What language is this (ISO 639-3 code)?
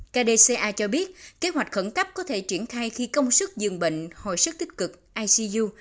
vie